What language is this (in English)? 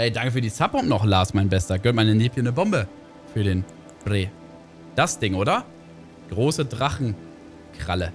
German